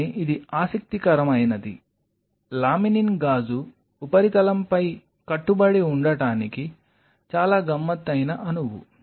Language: Telugu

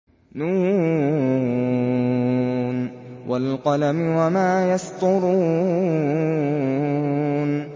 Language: Arabic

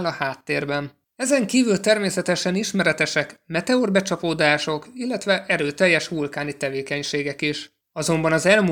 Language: Hungarian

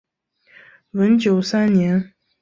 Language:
Chinese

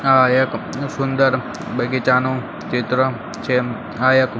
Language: Gujarati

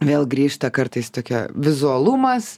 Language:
Lithuanian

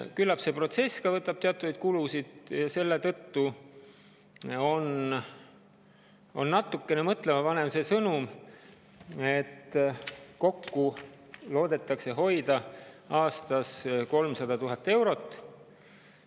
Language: Estonian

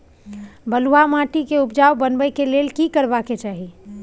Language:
Maithili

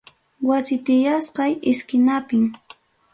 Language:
Ayacucho Quechua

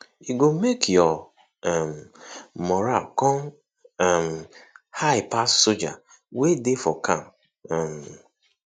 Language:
Nigerian Pidgin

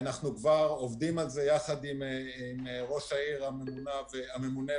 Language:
Hebrew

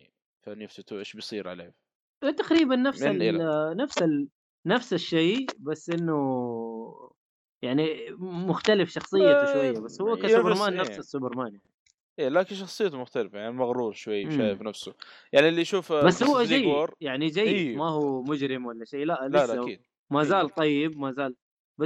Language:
Arabic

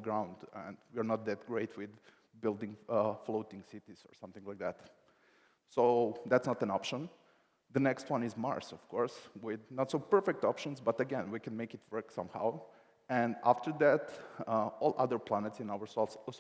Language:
English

